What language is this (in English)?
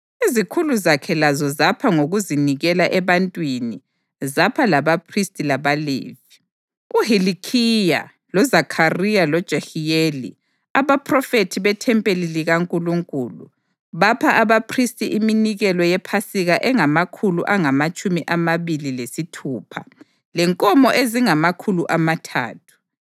North Ndebele